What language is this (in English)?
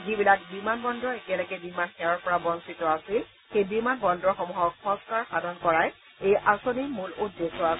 Assamese